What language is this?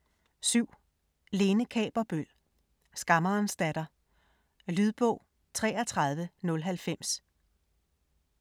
Danish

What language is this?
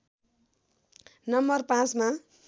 Nepali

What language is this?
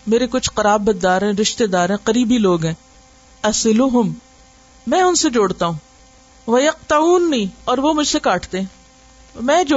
Urdu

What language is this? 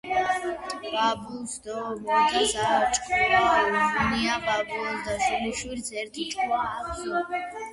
Georgian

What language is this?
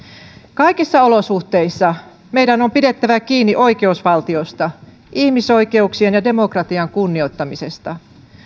Finnish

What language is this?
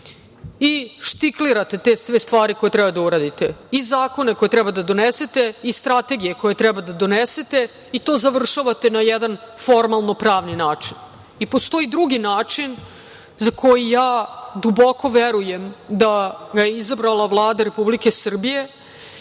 Serbian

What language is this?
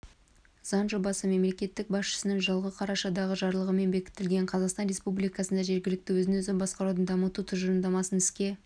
Kazakh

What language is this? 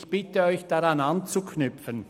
Swiss German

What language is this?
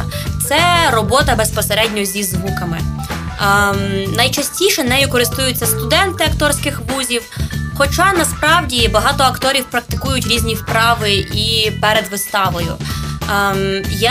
Ukrainian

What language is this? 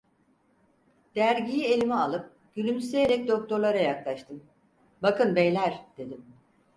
Turkish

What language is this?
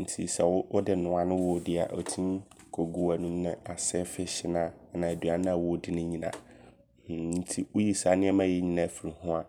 Abron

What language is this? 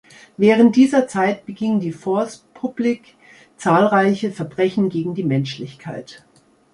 German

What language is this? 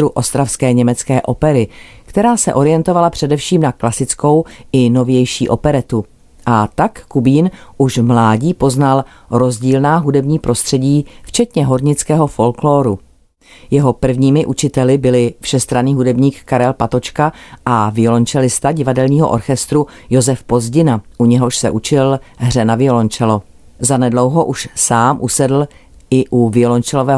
Czech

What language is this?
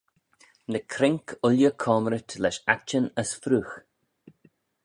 Manx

